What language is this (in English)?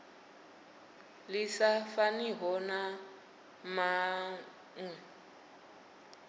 Venda